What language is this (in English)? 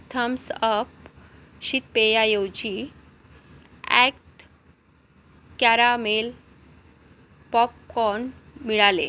Marathi